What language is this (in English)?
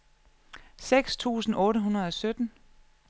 Danish